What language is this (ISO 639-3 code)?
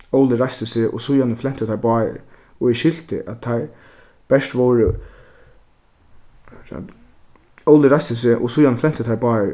fao